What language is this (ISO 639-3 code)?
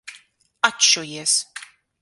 lav